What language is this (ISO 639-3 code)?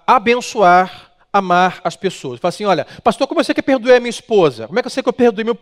por